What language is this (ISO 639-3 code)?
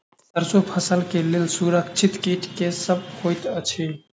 mai